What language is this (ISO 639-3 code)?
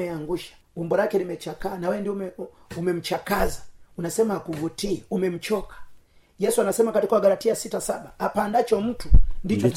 swa